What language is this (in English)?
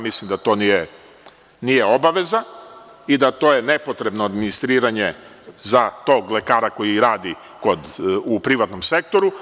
Serbian